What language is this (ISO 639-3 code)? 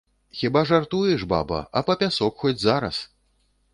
bel